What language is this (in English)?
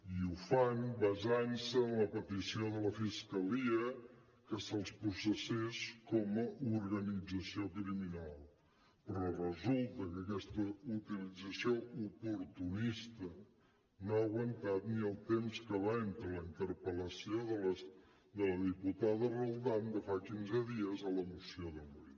Catalan